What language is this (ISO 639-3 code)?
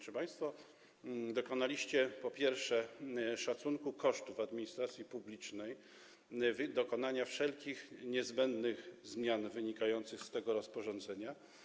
pol